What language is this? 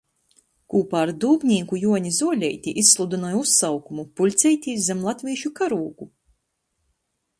Latgalian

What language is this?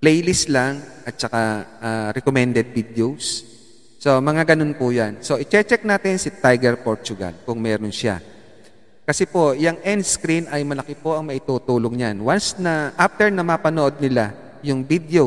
Filipino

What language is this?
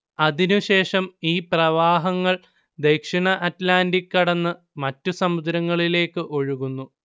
Malayalam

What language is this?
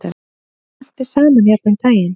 Icelandic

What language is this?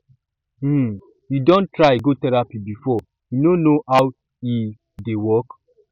Nigerian Pidgin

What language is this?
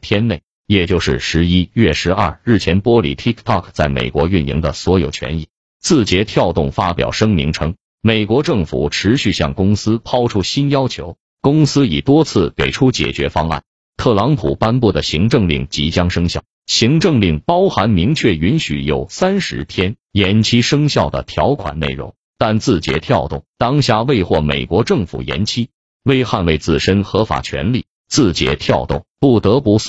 Chinese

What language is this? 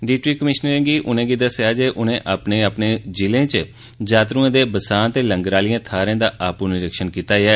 Dogri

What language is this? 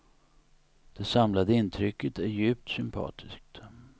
Swedish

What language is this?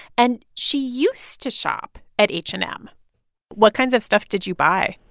English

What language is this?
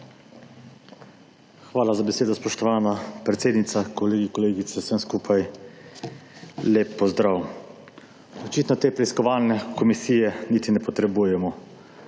Slovenian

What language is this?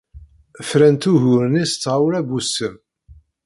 Kabyle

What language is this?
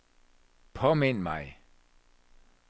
Danish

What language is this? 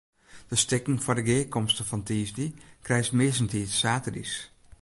Western Frisian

